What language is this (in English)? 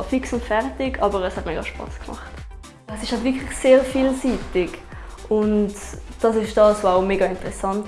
German